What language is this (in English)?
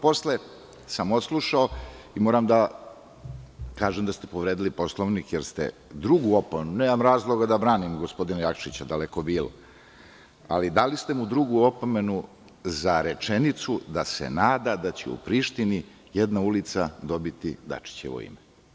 Serbian